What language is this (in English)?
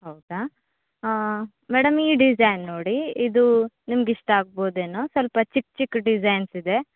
Kannada